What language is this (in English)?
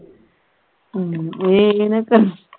Punjabi